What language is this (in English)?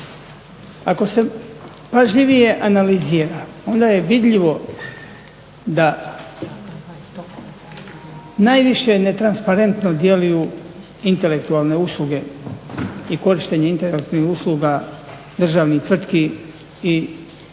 Croatian